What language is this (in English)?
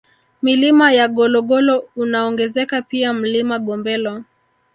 Swahili